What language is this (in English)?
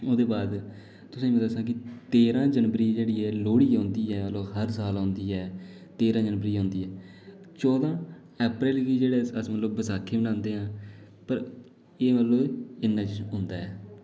Dogri